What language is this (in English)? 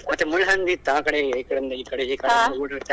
Kannada